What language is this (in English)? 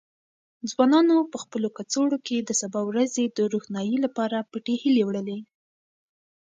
Pashto